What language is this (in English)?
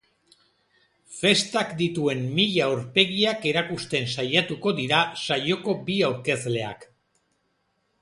Basque